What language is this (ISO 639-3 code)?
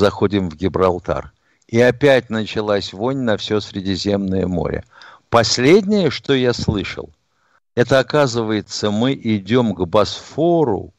rus